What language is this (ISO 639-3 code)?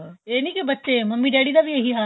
pan